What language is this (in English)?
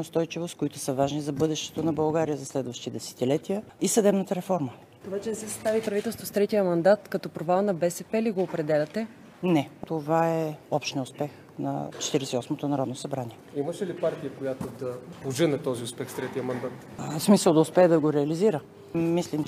Bulgarian